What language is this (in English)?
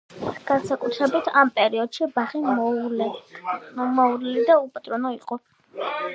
Georgian